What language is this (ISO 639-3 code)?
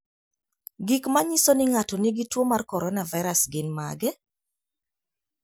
luo